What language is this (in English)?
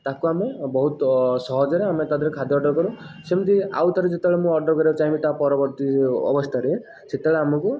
Odia